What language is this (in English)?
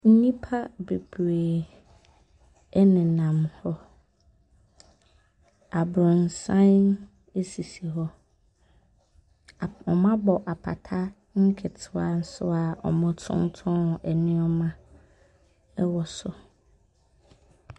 Akan